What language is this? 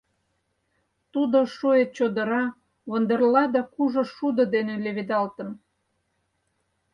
Mari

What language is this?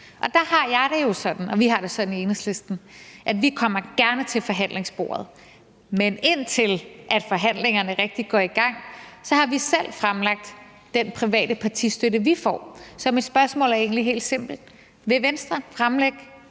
Danish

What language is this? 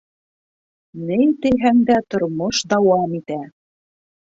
Bashkir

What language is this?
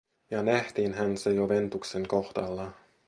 Finnish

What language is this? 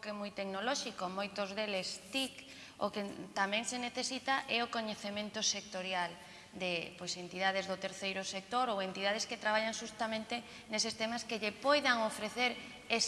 Spanish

